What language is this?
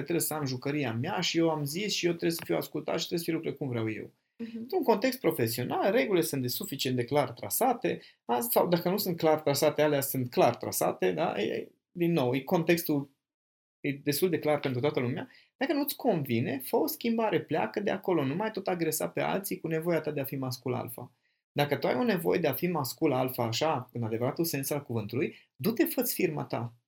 Romanian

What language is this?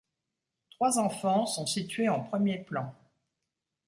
French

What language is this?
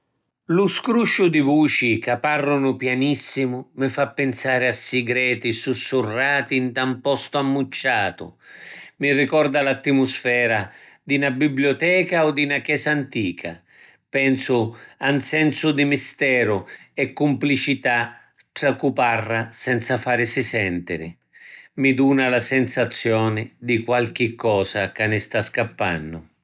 Sicilian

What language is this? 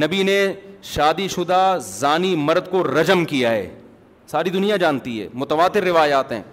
Urdu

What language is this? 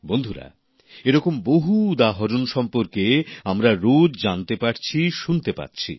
Bangla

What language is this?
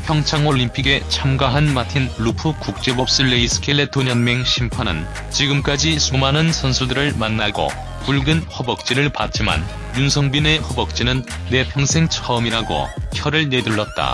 Korean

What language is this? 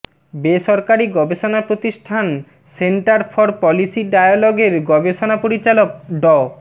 Bangla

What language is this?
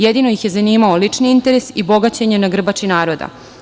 Serbian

